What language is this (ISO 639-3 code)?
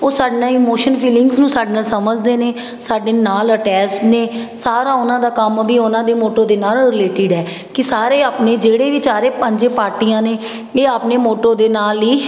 pan